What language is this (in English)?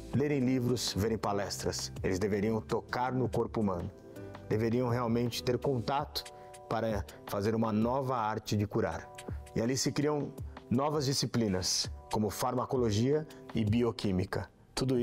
Portuguese